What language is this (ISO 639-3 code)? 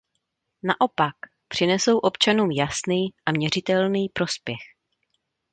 ces